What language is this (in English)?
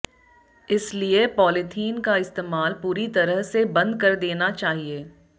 Hindi